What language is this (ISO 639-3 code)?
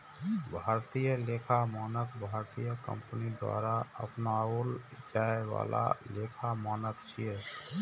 mai